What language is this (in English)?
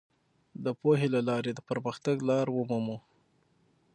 Pashto